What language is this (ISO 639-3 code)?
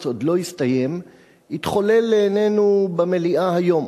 heb